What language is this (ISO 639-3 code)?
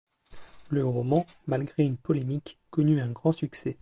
fra